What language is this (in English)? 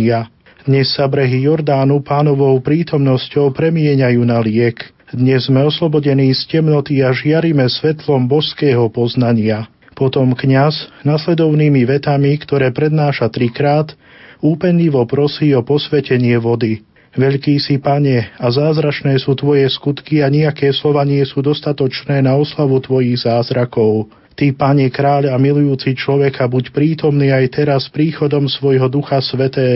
Slovak